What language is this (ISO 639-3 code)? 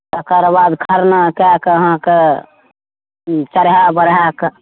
mai